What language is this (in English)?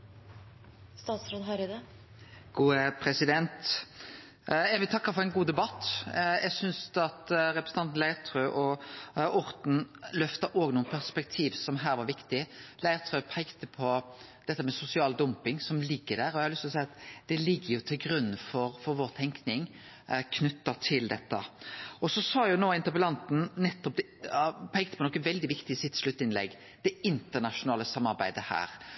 Norwegian Nynorsk